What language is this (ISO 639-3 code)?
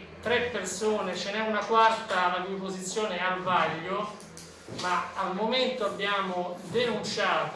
ita